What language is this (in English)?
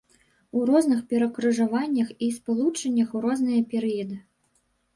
Belarusian